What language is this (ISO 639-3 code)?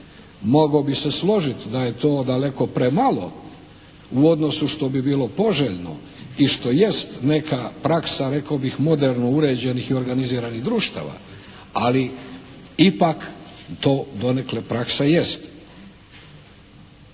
hrv